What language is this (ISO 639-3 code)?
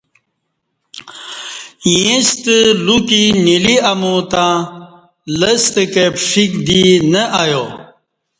bsh